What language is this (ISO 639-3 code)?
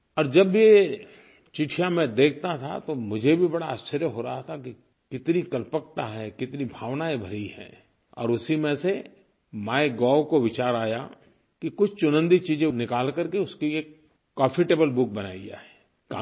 hin